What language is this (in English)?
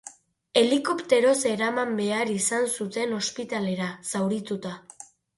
Basque